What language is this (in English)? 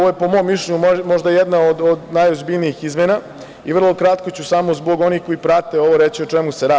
Serbian